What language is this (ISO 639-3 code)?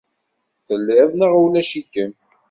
kab